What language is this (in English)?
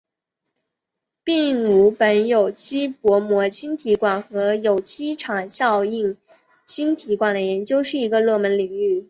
Chinese